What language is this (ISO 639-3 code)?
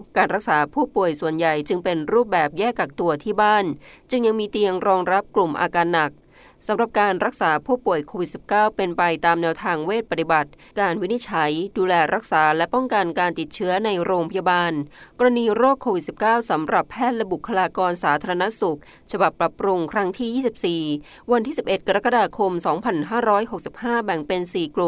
tha